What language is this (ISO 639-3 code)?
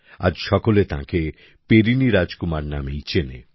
ben